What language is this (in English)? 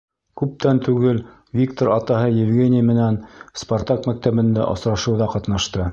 Bashkir